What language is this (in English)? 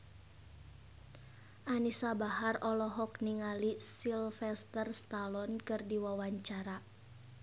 Sundanese